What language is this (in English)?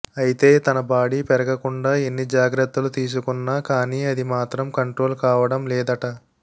Telugu